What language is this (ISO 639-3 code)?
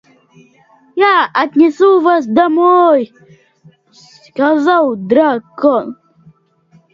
rus